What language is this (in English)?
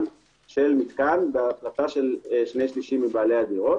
Hebrew